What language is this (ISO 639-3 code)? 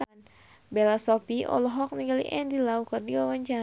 sun